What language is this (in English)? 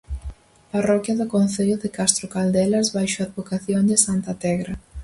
Galician